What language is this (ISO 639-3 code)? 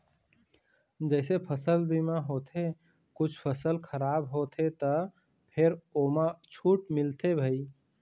hne